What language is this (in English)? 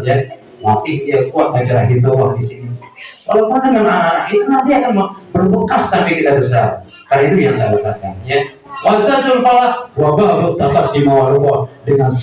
Indonesian